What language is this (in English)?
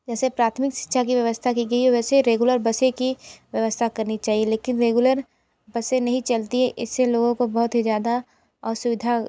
Hindi